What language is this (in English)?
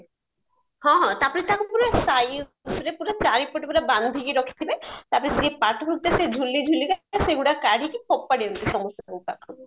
Odia